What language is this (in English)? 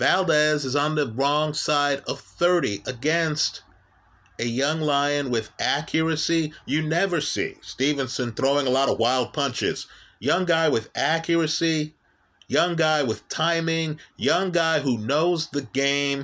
English